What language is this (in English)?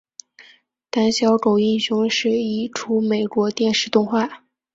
Chinese